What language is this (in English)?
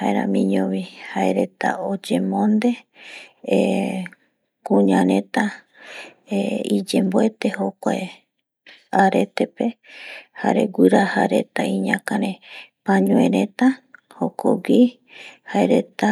Eastern Bolivian Guaraní